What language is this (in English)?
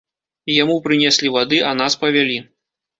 Belarusian